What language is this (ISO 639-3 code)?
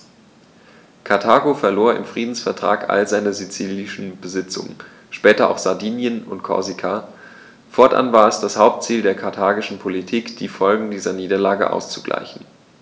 deu